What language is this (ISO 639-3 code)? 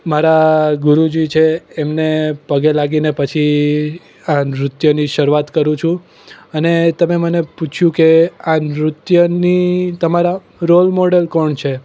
guj